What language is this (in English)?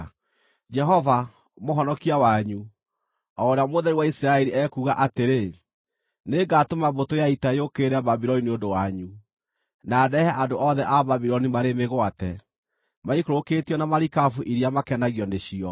Kikuyu